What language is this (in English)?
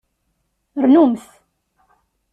Kabyle